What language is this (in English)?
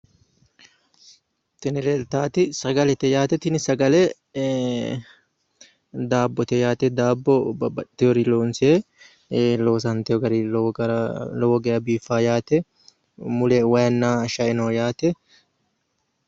Sidamo